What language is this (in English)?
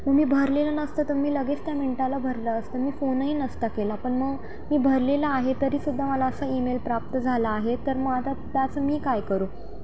Marathi